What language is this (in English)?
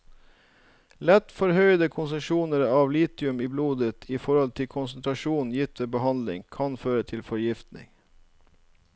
Norwegian